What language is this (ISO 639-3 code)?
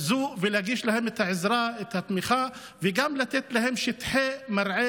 heb